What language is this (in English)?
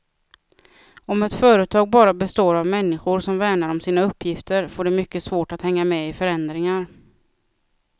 Swedish